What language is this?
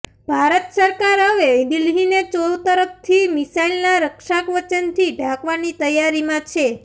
Gujarati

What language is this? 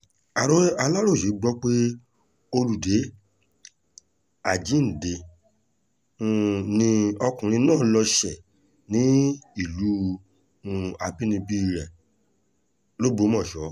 Yoruba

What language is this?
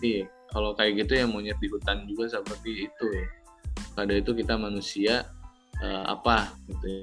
Indonesian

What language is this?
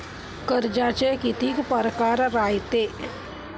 Marathi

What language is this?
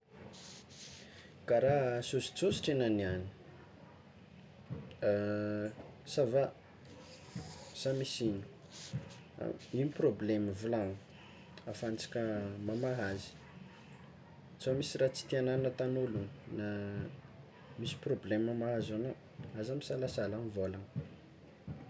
Tsimihety Malagasy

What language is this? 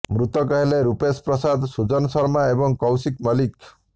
Odia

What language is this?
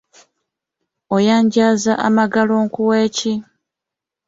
Ganda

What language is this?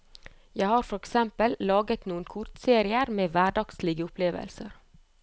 Norwegian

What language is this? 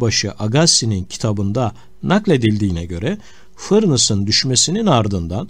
Turkish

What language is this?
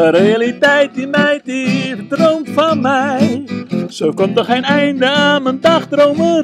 Dutch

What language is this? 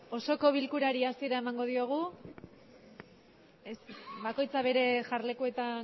Basque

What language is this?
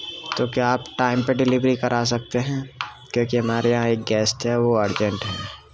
Urdu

